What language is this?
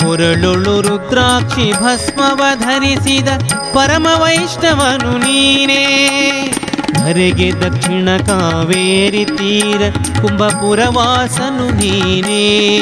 Kannada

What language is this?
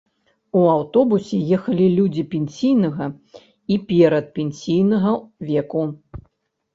Belarusian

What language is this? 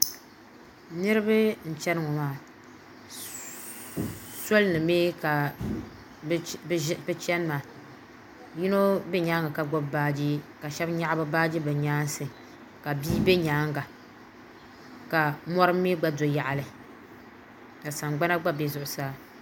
Dagbani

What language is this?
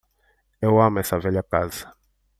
Portuguese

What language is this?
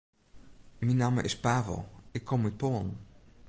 Western Frisian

